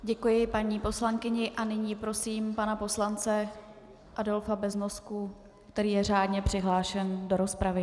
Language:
Czech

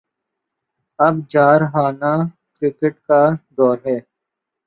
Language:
Urdu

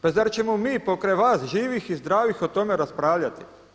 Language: Croatian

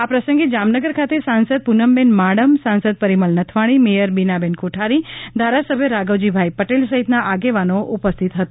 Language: Gujarati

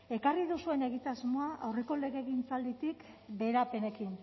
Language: Basque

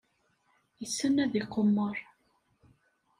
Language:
Kabyle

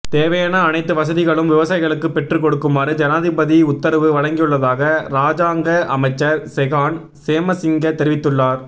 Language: Tamil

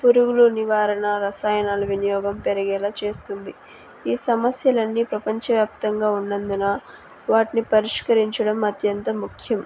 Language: Telugu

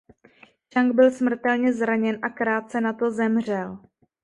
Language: Czech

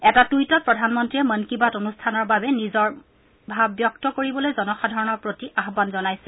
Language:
Assamese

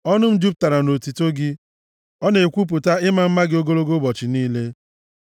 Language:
Igbo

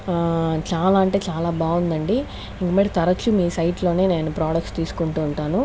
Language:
Telugu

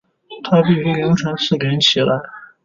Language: Chinese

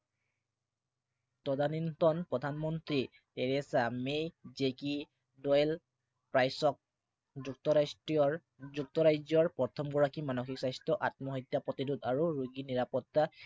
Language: Assamese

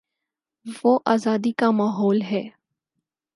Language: Urdu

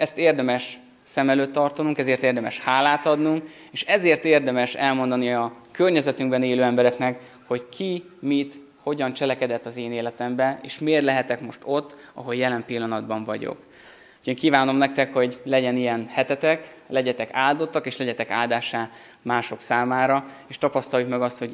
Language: Hungarian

